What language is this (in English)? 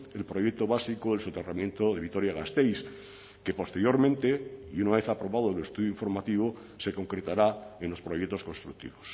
Spanish